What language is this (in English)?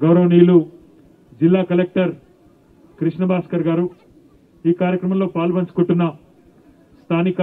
Hindi